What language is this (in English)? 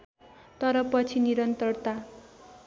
Nepali